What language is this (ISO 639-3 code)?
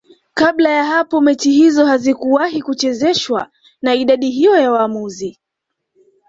swa